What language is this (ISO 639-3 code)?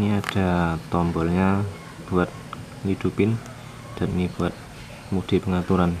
ind